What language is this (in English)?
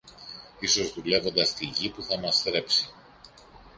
Greek